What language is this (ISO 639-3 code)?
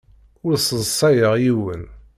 kab